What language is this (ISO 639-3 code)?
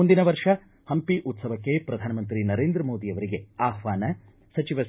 kan